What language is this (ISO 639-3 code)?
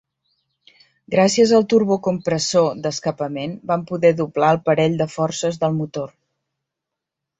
cat